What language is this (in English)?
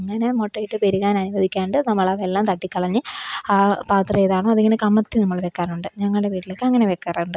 Malayalam